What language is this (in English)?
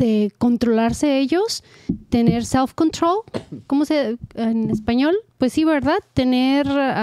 Spanish